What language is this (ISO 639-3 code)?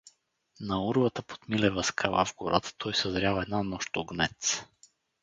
bul